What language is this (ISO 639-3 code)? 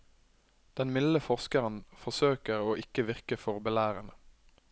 nor